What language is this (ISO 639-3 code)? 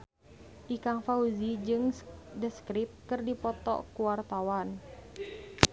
sun